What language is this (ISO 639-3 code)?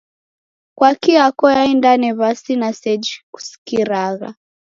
dav